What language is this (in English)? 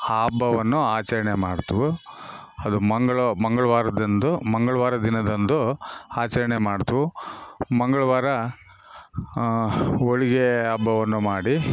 Kannada